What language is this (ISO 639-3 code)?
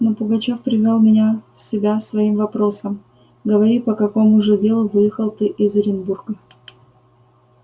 rus